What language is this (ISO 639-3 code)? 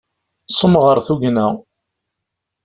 kab